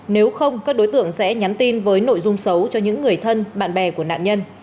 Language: Vietnamese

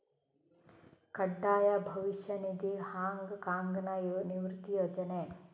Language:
Kannada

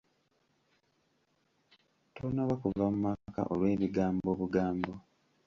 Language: Ganda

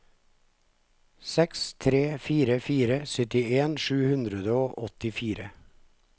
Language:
Norwegian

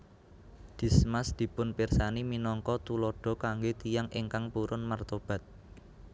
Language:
Javanese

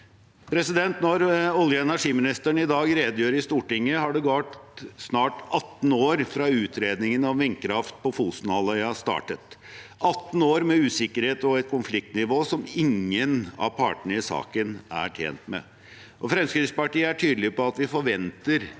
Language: Norwegian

